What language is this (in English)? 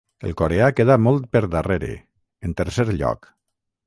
Catalan